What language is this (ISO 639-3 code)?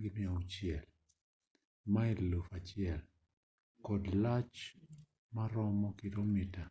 luo